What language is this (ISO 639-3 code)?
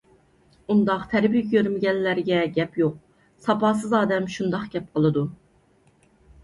uig